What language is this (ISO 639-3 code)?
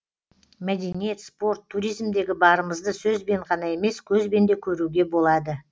kaz